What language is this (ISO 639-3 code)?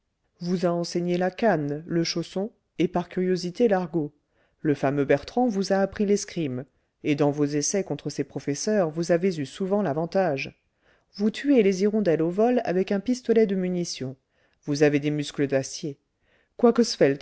fra